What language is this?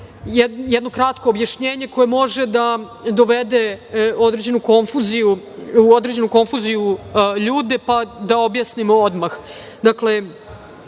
Serbian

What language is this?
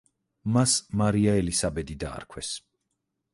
Georgian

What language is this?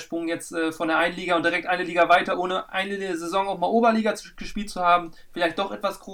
German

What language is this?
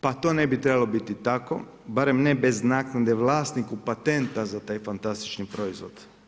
Croatian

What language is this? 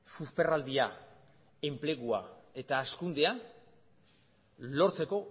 Basque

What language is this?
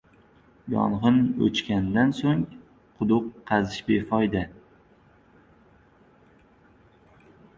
Uzbek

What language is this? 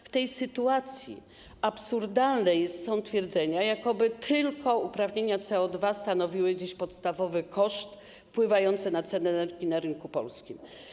Polish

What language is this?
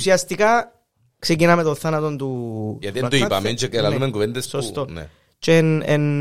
Greek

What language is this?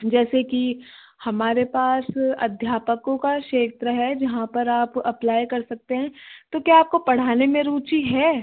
Hindi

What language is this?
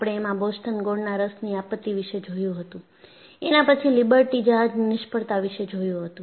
Gujarati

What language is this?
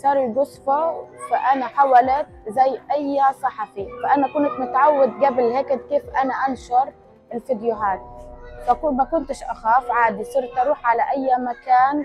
Arabic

